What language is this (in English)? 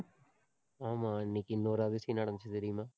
Tamil